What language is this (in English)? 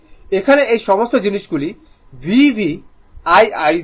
Bangla